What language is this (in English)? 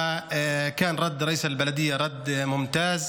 Hebrew